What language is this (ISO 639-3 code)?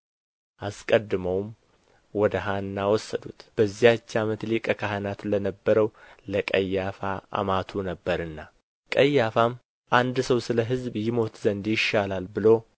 amh